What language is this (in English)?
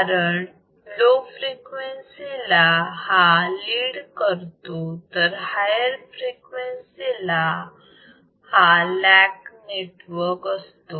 Marathi